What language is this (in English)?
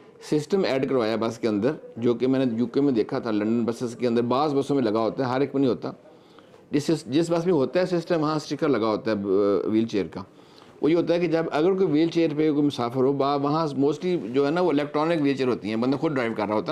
Hindi